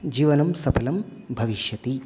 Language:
Sanskrit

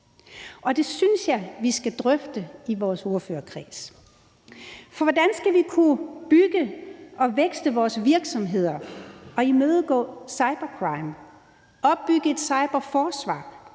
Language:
Danish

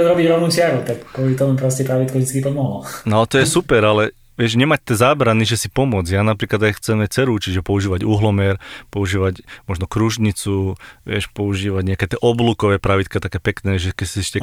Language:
Slovak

